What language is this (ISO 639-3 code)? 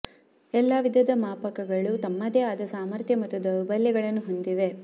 kan